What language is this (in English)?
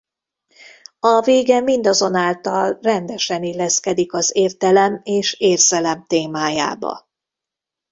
Hungarian